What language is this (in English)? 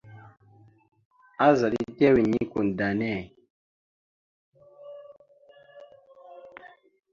Mada (Cameroon)